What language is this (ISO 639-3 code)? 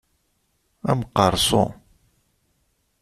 kab